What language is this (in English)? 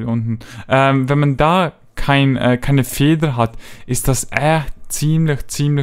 German